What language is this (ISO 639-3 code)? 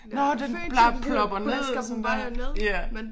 dan